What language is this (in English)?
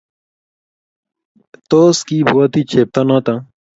Kalenjin